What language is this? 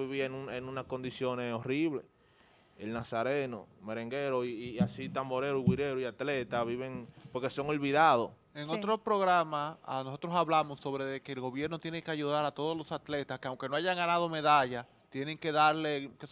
Spanish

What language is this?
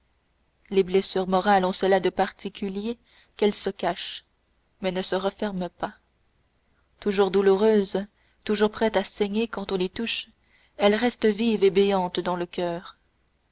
French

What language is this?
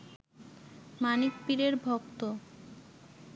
Bangla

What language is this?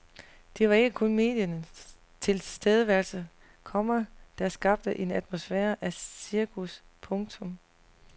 Danish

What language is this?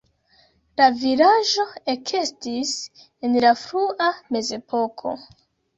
Esperanto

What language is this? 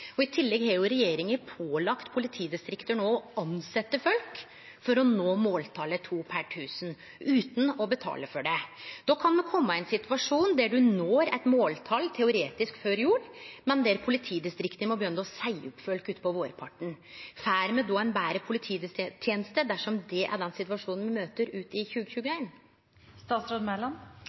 Norwegian Nynorsk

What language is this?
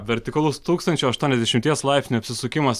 Lithuanian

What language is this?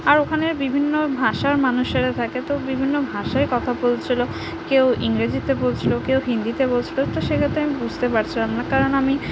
Bangla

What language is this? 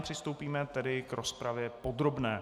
Czech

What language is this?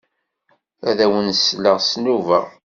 Kabyle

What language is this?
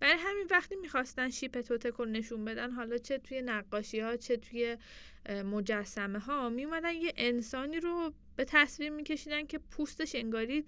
Persian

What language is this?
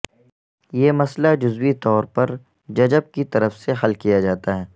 Urdu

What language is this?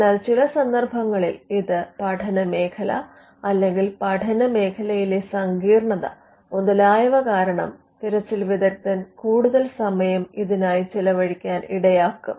Malayalam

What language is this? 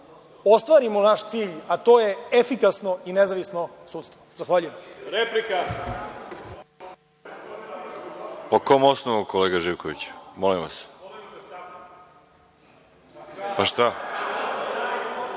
Serbian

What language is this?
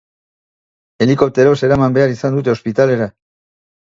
Basque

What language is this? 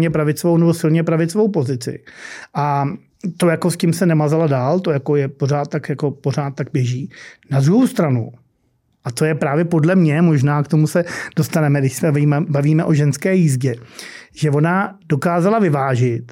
Czech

